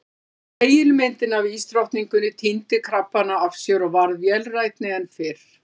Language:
Icelandic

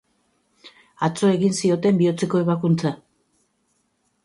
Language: Basque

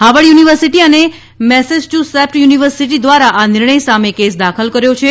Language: Gujarati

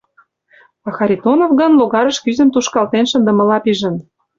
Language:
Mari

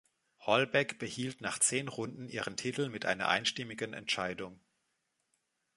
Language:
German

